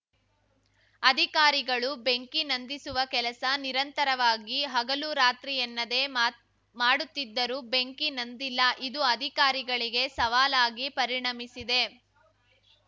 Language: Kannada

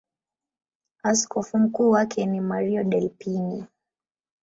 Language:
Swahili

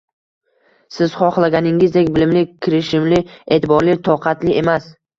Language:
Uzbek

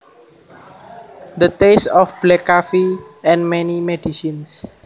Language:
Javanese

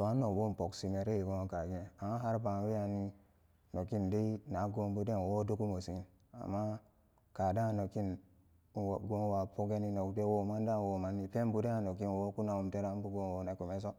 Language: Samba Daka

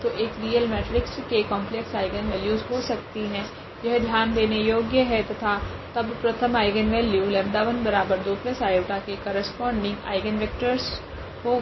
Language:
Hindi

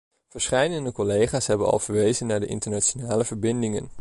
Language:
Dutch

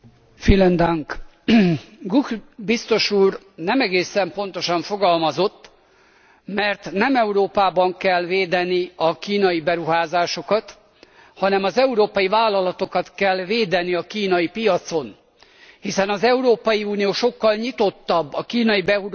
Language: Hungarian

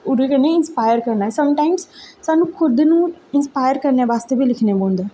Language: Dogri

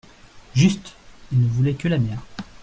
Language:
French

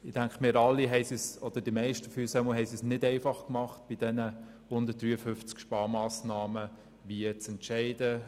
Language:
Swiss German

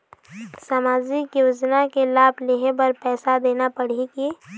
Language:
Chhattisgarhi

